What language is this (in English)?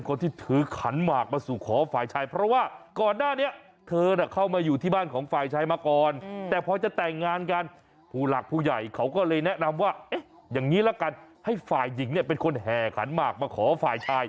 Thai